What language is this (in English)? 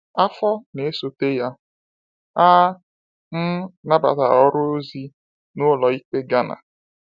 Igbo